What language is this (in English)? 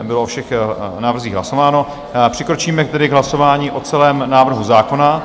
Czech